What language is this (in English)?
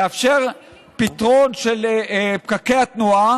Hebrew